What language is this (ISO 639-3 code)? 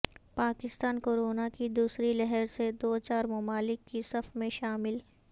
urd